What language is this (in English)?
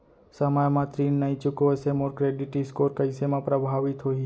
Chhattisgarhi